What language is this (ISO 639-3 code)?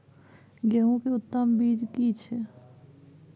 mai